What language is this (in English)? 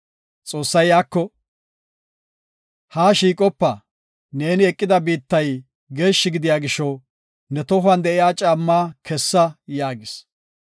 Gofa